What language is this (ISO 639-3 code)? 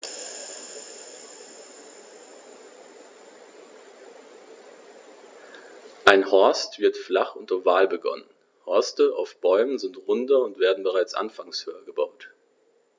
deu